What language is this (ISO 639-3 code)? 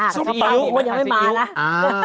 tha